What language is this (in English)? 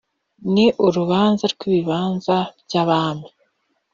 Kinyarwanda